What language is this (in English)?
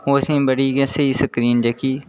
Dogri